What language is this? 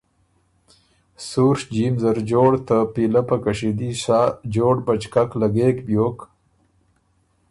Ormuri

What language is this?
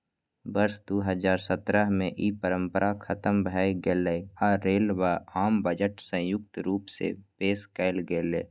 Maithili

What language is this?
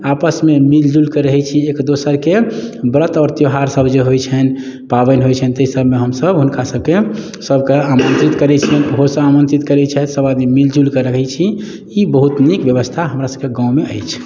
Maithili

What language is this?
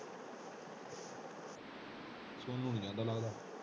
Punjabi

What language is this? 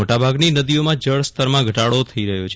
Gujarati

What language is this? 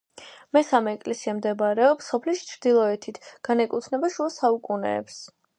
Georgian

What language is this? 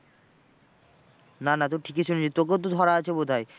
Bangla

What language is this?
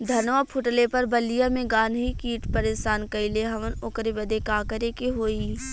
Bhojpuri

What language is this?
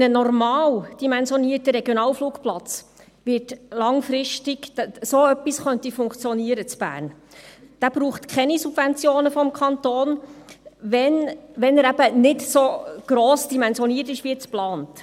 Swiss German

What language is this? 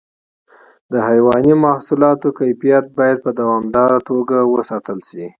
Pashto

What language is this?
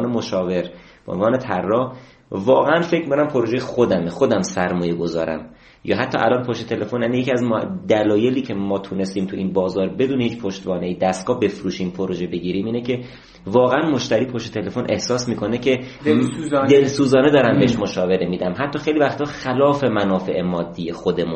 Persian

